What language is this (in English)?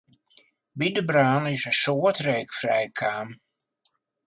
Western Frisian